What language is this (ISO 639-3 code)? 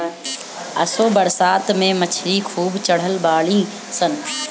bho